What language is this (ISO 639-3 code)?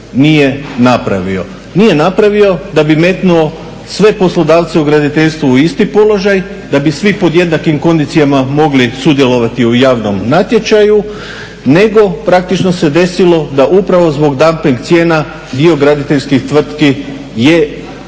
hrv